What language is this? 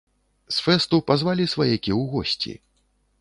Belarusian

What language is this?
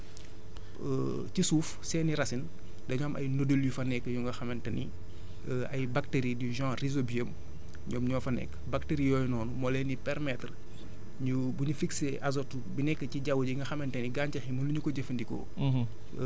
Wolof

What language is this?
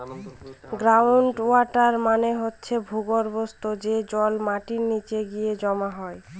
Bangla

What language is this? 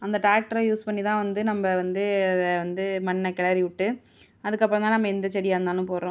Tamil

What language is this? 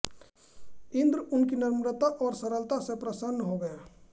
Hindi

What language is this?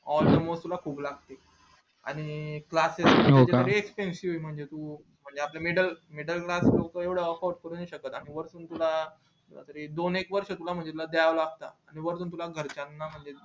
Marathi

